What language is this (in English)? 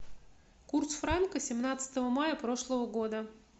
Russian